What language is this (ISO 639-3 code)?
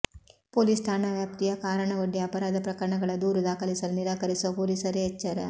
kan